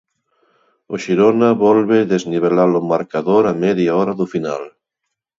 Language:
Galician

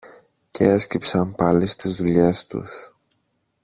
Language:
Greek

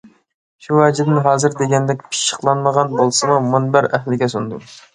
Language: Uyghur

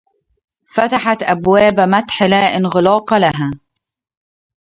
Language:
Arabic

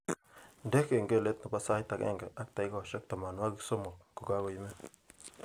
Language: Kalenjin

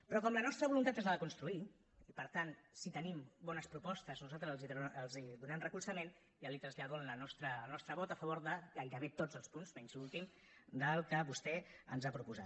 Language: Catalan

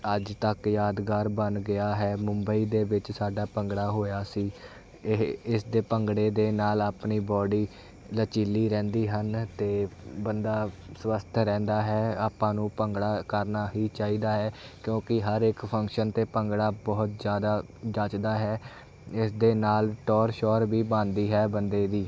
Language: Punjabi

